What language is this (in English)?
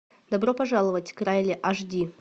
Russian